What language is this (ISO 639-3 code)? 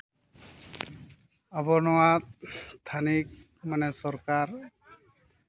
sat